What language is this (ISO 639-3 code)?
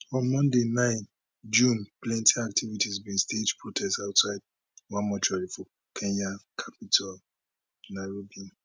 pcm